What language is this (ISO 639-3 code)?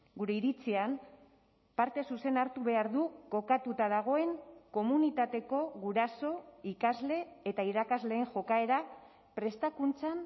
eus